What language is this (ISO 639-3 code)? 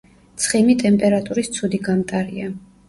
kat